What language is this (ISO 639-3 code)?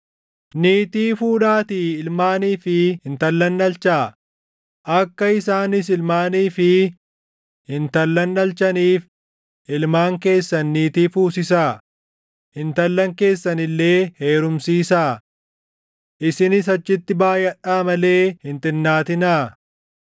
orm